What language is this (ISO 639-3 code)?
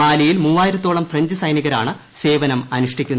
mal